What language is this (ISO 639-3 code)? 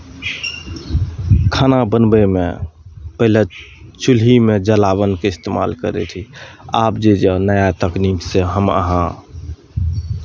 mai